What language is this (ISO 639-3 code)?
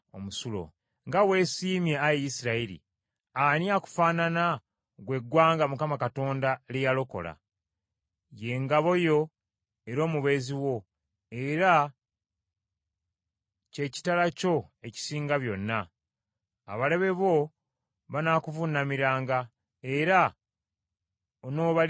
lug